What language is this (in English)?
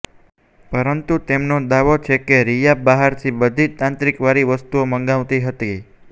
Gujarati